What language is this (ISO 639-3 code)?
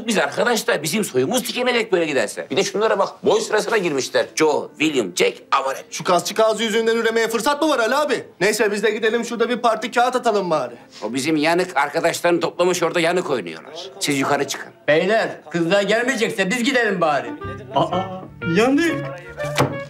tur